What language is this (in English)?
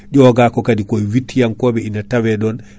Fula